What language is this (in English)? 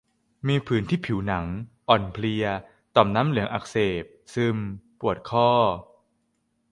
Thai